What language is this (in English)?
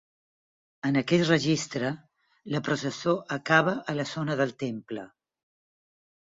Catalan